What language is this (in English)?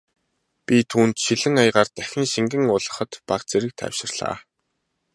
Mongolian